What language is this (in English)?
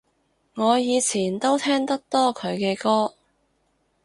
Cantonese